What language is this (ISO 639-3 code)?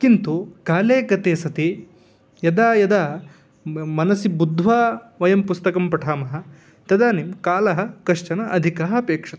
san